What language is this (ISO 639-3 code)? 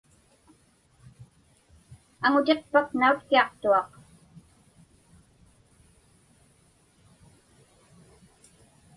ipk